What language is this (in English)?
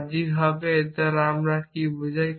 Bangla